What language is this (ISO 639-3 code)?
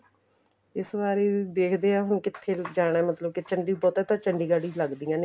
pan